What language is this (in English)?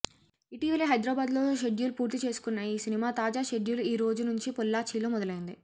Telugu